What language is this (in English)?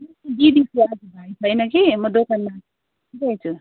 Nepali